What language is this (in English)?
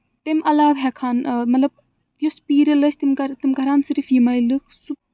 Kashmiri